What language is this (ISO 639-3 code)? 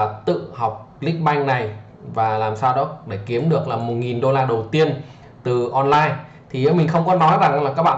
vie